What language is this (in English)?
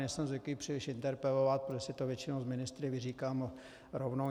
Czech